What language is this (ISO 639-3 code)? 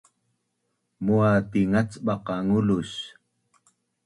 bnn